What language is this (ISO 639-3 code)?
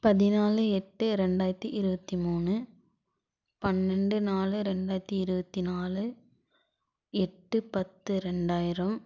tam